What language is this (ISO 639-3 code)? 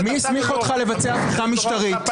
heb